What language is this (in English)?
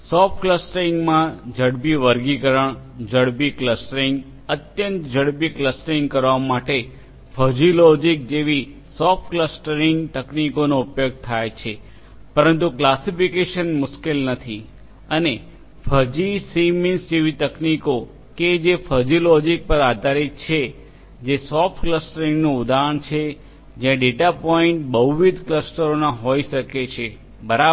Gujarati